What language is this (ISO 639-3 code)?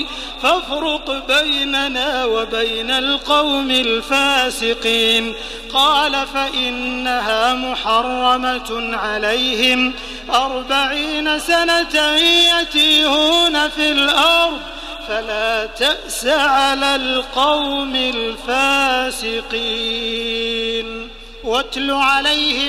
ara